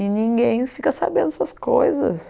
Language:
Portuguese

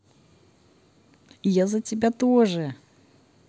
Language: Russian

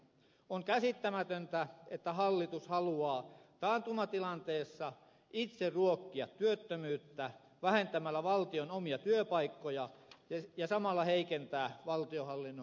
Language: Finnish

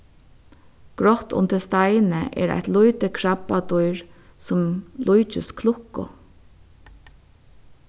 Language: Faroese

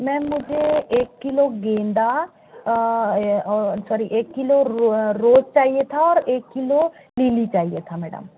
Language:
Hindi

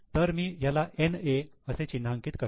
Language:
Marathi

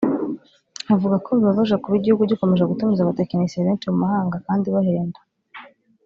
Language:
Kinyarwanda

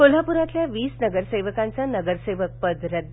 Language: Marathi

